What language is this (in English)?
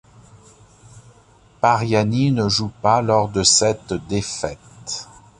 French